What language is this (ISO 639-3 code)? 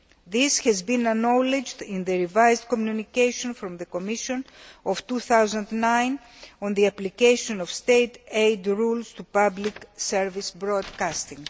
eng